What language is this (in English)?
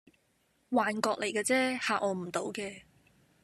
Cantonese